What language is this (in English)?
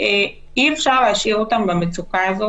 Hebrew